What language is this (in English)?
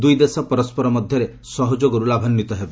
Odia